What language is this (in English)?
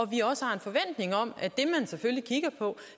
Danish